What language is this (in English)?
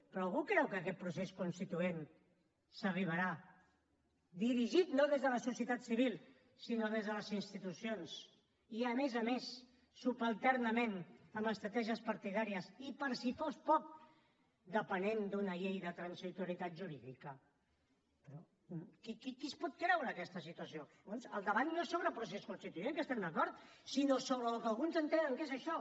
Catalan